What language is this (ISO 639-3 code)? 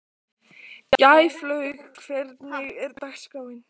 isl